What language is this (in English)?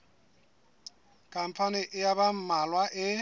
Southern Sotho